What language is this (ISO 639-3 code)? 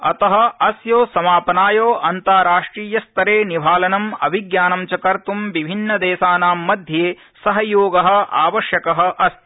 san